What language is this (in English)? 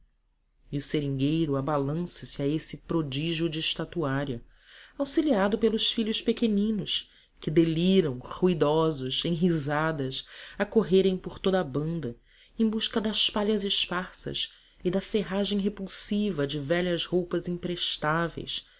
Portuguese